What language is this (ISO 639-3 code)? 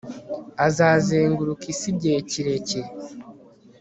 kin